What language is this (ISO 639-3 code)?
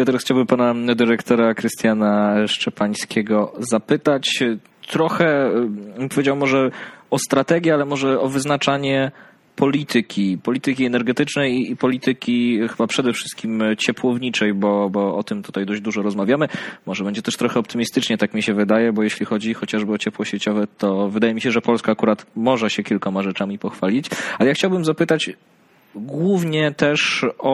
pol